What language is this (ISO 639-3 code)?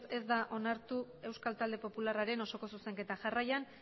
eus